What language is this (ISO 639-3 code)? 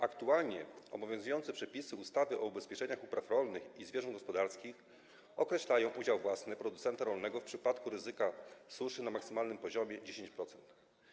pol